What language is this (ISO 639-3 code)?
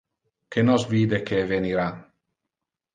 ina